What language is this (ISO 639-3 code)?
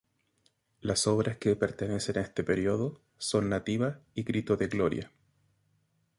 spa